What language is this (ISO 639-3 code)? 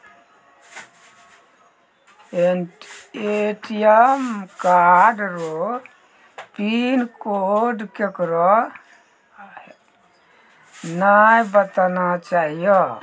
mai